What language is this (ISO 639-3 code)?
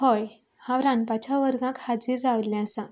kok